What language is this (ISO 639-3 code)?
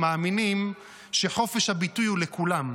heb